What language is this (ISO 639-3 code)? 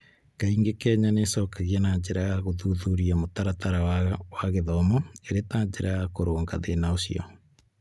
kik